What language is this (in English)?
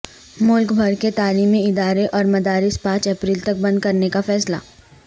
Urdu